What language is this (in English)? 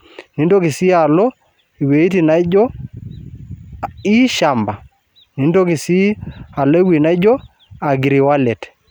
Masai